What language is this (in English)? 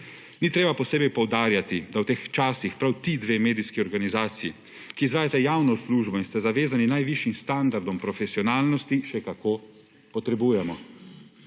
Slovenian